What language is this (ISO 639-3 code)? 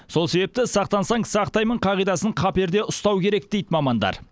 kaz